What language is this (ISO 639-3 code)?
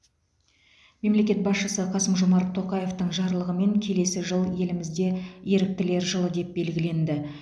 kaz